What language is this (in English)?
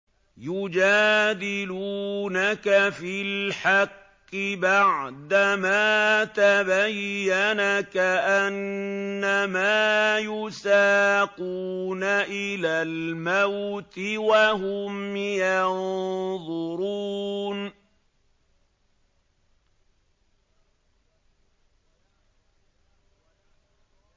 Arabic